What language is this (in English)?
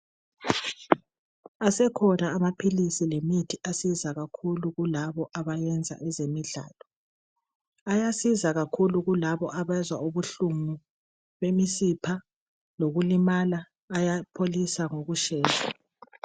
North Ndebele